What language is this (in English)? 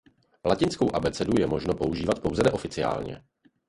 Czech